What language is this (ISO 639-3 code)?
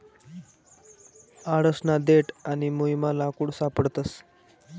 mar